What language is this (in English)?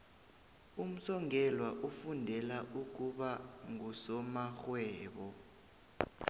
South Ndebele